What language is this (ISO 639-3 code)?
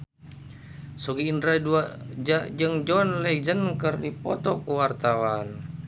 sun